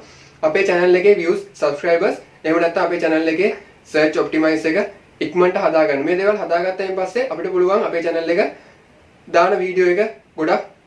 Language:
Sinhala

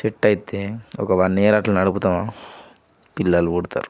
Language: Telugu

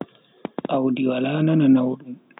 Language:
Bagirmi Fulfulde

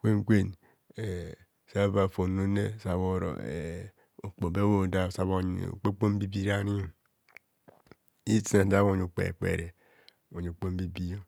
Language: Kohumono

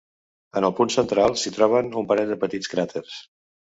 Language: Catalan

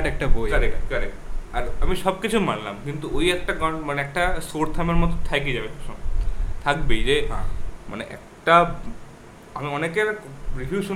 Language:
Bangla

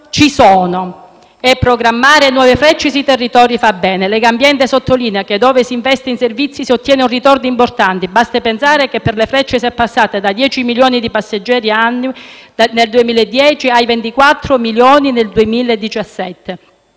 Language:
Italian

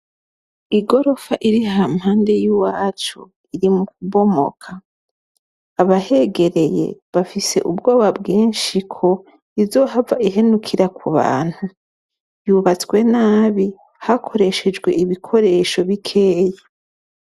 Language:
Rundi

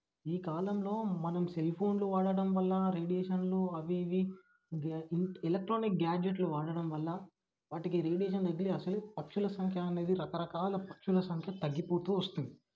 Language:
Telugu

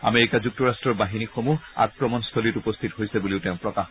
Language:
Assamese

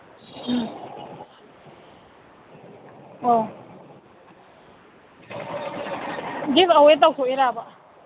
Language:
Manipuri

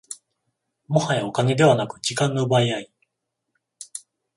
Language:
Japanese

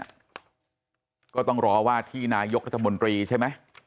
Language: Thai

